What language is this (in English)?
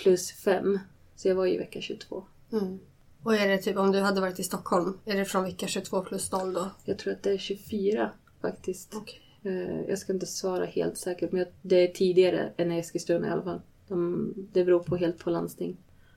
Swedish